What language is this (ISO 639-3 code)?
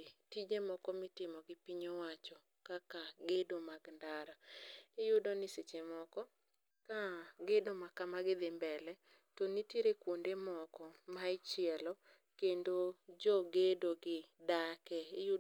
luo